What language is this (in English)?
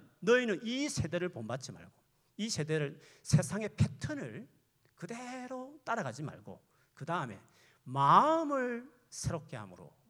Korean